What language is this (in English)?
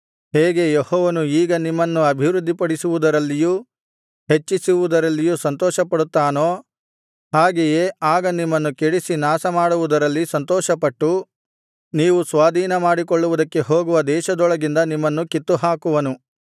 Kannada